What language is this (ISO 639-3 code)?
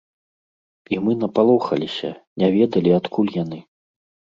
bel